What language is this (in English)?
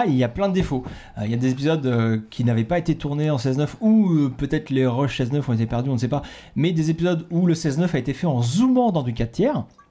French